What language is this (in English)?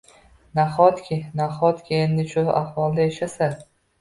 Uzbek